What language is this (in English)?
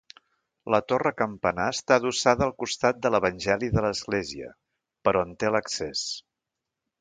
Catalan